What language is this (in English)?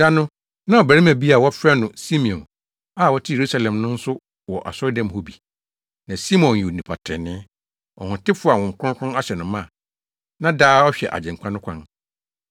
Akan